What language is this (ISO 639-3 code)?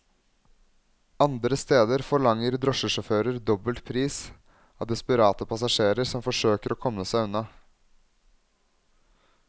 nor